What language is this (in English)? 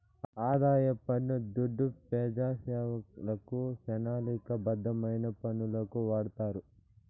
Telugu